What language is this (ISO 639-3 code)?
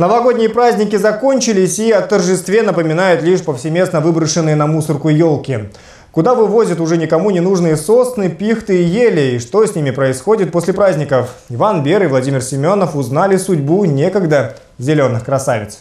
rus